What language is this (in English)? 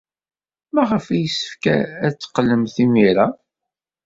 Kabyle